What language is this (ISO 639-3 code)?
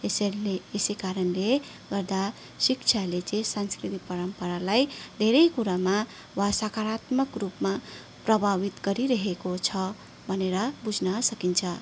nep